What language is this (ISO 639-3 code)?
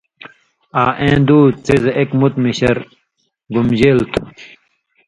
mvy